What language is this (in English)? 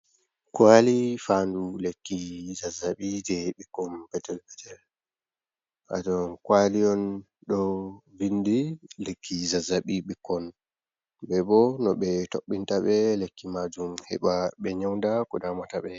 Fula